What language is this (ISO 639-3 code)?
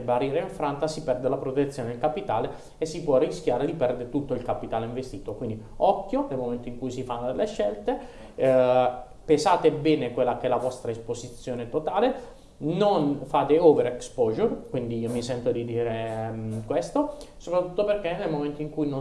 ita